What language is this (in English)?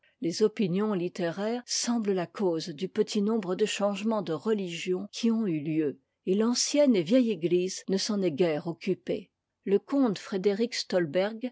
French